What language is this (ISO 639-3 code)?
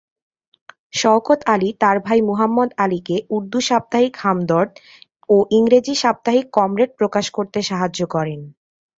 ben